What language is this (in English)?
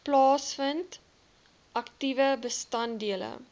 Afrikaans